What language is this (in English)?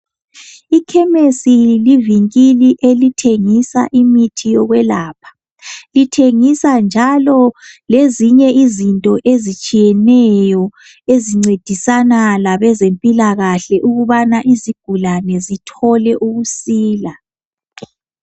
North Ndebele